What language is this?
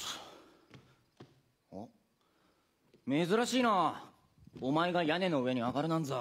Japanese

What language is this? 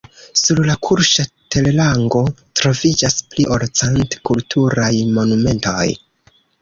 Esperanto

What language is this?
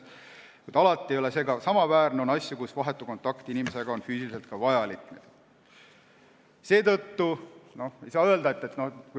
Estonian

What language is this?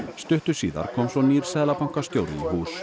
Icelandic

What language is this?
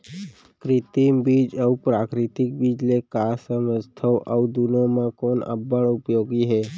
Chhattisgarhi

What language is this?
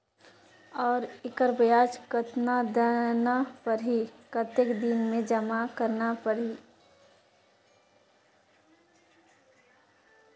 Chhattisgarhi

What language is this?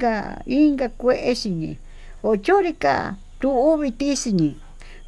Tututepec Mixtec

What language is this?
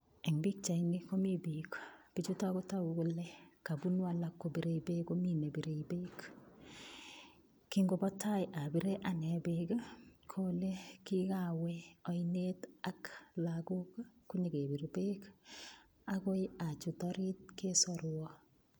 Kalenjin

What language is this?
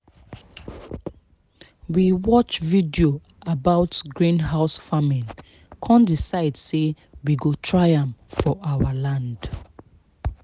Nigerian Pidgin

